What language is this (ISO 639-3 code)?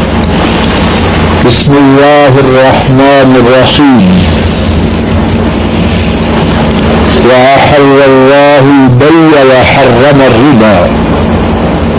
urd